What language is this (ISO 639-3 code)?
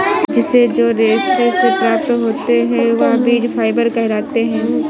hin